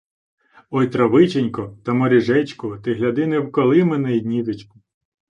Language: Ukrainian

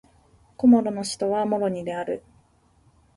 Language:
Japanese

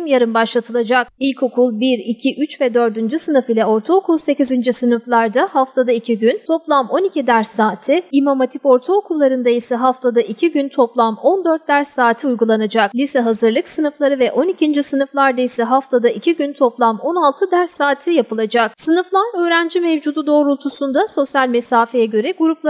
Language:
Turkish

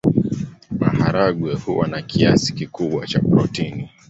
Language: Swahili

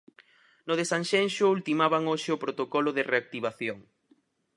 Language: Galician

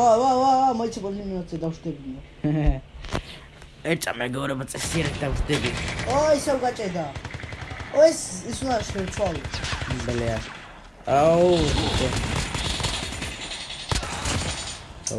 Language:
Georgian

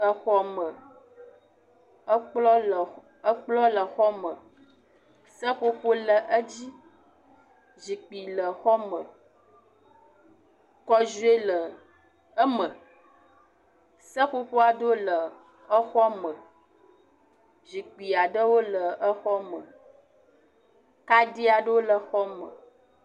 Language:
Ewe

